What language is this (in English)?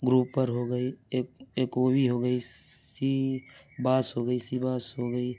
Urdu